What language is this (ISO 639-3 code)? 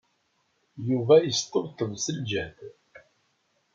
kab